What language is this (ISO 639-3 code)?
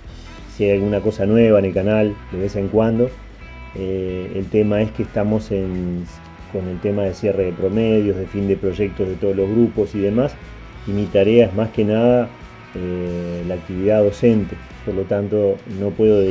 spa